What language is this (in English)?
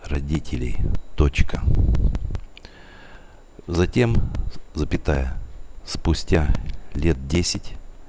Russian